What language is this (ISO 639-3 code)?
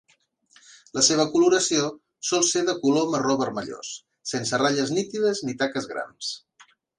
cat